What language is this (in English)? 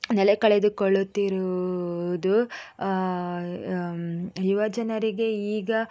Kannada